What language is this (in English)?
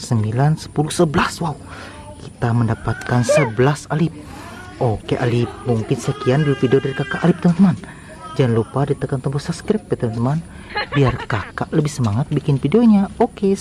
Indonesian